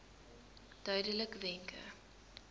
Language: Afrikaans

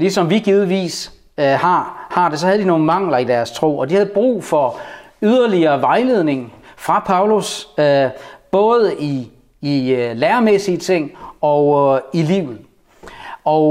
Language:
Danish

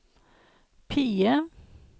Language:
Norwegian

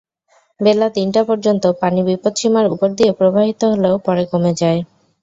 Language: Bangla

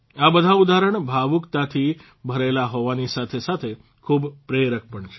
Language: Gujarati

